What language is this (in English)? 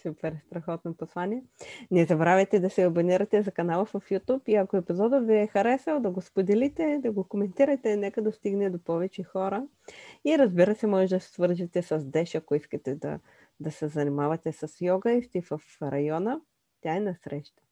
Bulgarian